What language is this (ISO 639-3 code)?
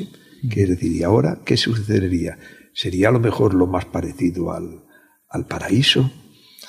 spa